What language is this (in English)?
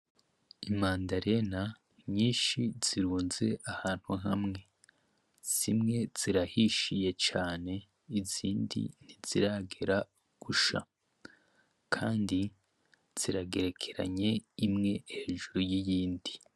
Rundi